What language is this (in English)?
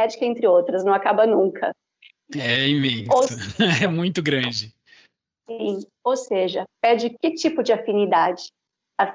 Portuguese